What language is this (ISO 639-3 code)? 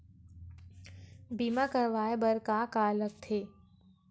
hne